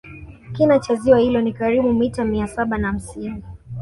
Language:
Swahili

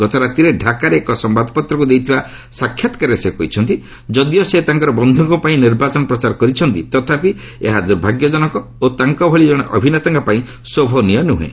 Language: Odia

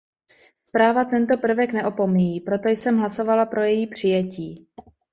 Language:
Czech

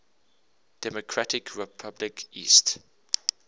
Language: English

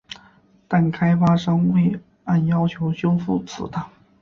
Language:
Chinese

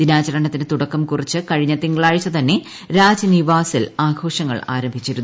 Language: Malayalam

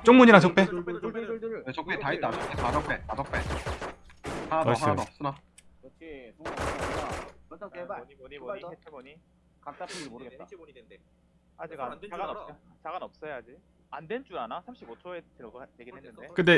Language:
Korean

